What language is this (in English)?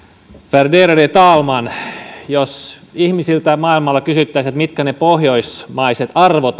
Finnish